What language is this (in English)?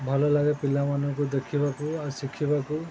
Odia